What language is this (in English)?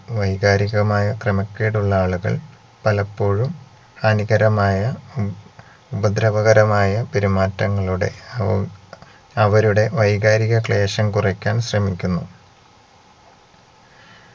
Malayalam